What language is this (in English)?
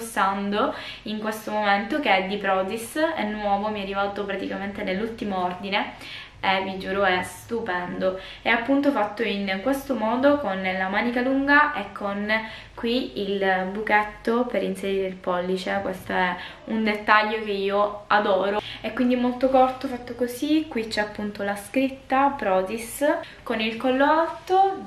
Italian